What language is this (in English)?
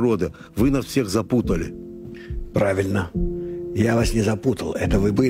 Russian